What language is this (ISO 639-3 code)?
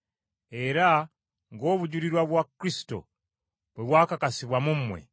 lug